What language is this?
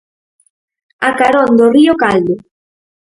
Galician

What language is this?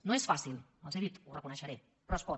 Catalan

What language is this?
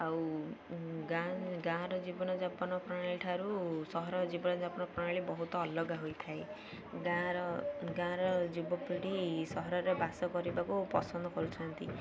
Odia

